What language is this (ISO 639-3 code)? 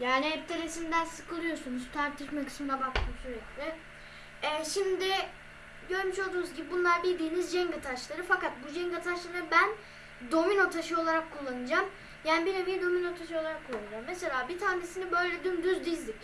tur